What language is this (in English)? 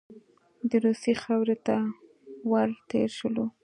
Pashto